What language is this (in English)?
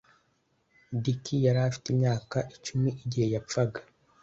Kinyarwanda